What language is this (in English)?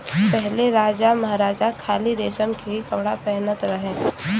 Bhojpuri